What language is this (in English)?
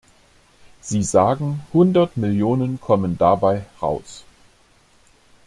German